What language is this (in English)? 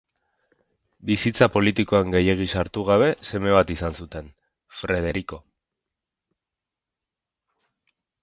Basque